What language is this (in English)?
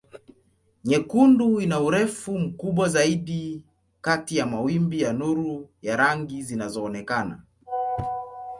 Swahili